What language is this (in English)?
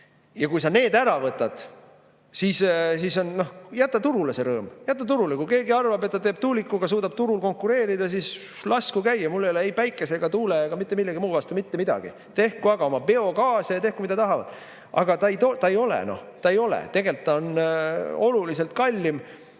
Estonian